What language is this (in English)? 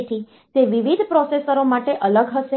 Gujarati